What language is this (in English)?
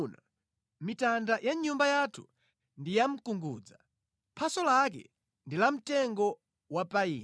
Nyanja